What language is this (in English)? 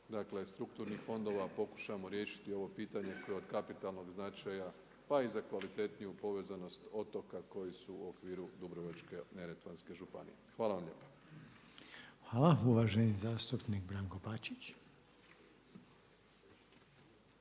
Croatian